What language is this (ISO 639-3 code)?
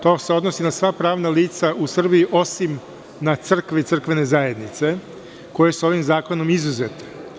srp